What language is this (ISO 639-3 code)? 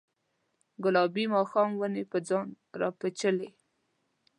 pus